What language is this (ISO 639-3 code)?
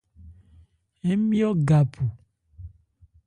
ebr